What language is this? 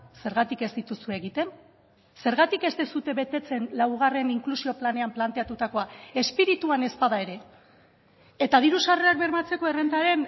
Basque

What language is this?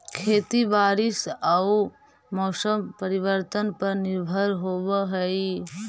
Magahi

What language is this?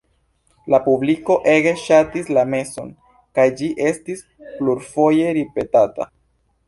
Esperanto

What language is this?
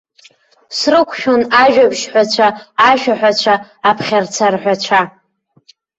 Abkhazian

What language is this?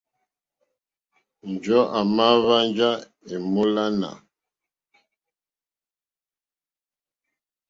Mokpwe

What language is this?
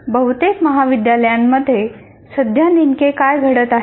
Marathi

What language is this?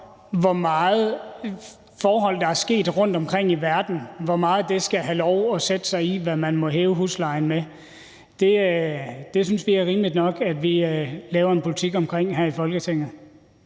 Danish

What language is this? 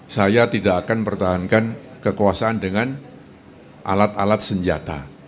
Indonesian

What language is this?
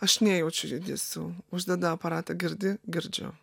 Lithuanian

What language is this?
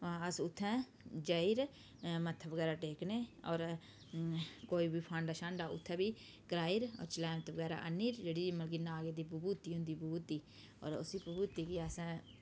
Dogri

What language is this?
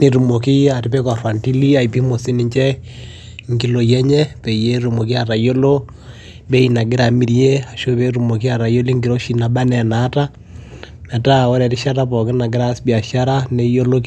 Masai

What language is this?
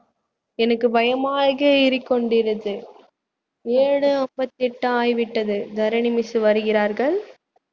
Tamil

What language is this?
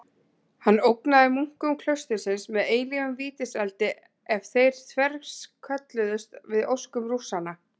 Icelandic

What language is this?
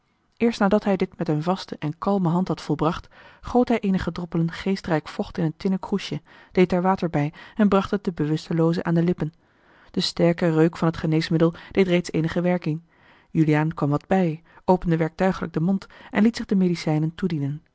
Dutch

